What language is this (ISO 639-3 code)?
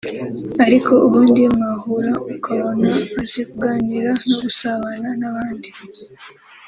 kin